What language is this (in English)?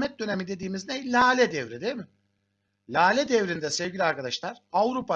Turkish